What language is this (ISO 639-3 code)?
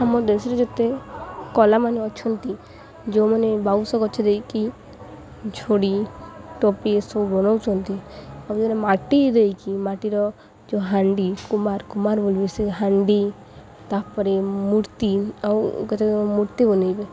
ori